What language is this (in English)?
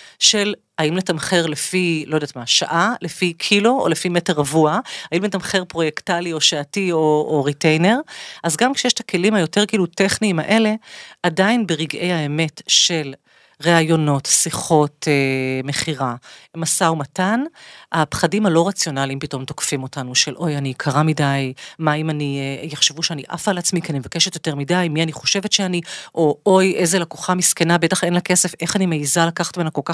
Hebrew